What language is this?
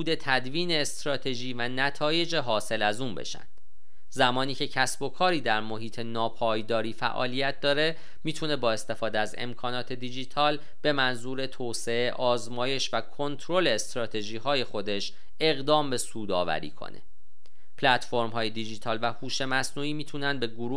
Persian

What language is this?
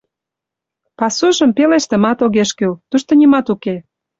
Mari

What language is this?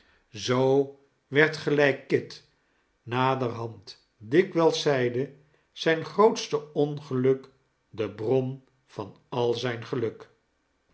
Dutch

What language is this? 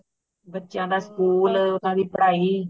Punjabi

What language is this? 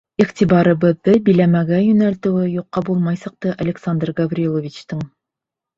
Bashkir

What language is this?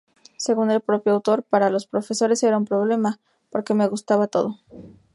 Spanish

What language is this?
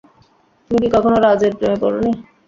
Bangla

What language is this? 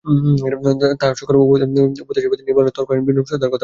Bangla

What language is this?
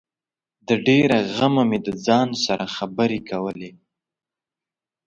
Pashto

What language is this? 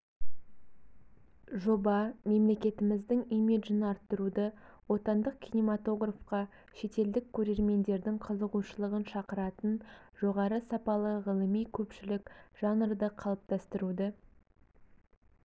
Kazakh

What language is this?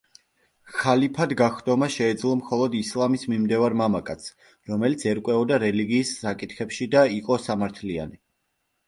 Georgian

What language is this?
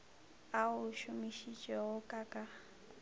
Northern Sotho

